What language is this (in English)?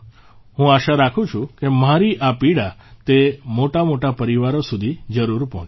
Gujarati